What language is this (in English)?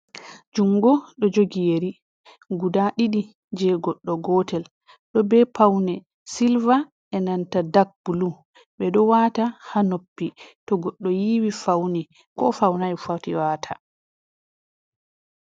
Fula